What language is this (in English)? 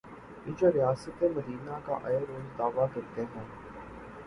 Urdu